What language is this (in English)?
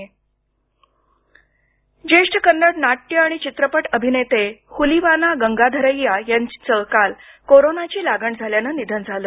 Marathi